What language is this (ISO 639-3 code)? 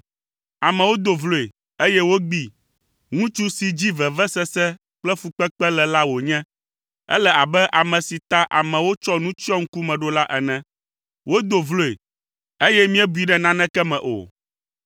ewe